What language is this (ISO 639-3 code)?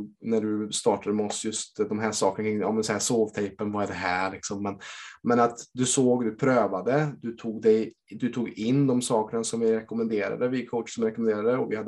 swe